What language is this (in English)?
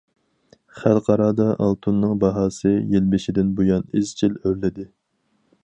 Uyghur